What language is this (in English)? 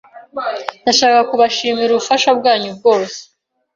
Kinyarwanda